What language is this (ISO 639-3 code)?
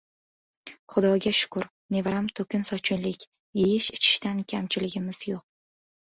uzb